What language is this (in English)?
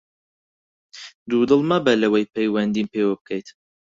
Central Kurdish